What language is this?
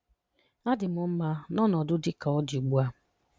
Igbo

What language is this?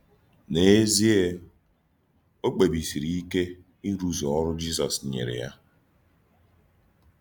Igbo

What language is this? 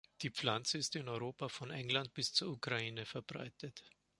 German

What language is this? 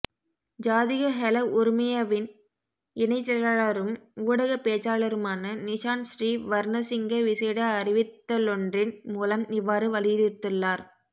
Tamil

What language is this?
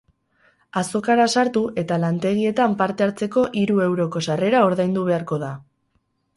Basque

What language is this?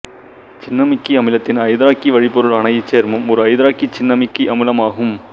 Tamil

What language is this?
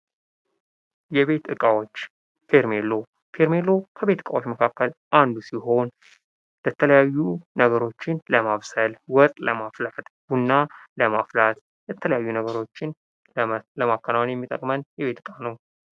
Amharic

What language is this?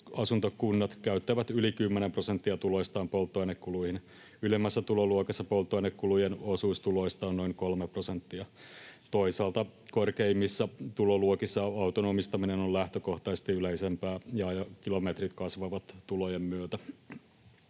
Finnish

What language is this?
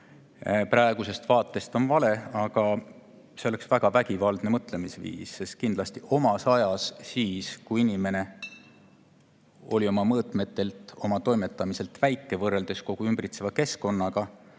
Estonian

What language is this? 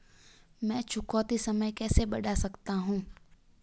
Hindi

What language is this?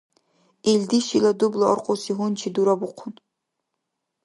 Dargwa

